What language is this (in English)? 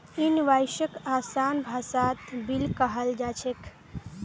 Magahi